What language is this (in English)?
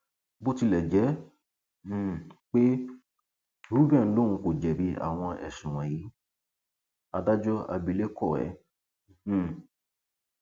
Yoruba